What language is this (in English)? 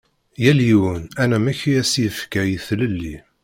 Kabyle